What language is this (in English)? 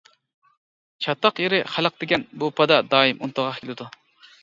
Uyghur